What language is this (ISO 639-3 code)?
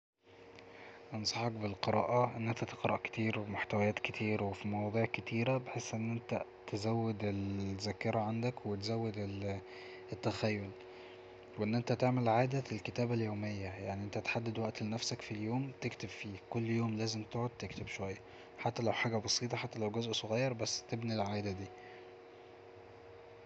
arz